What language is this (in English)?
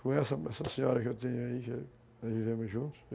Portuguese